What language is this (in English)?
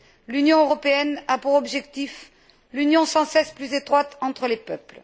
French